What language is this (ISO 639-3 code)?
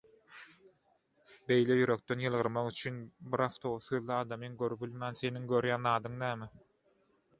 tuk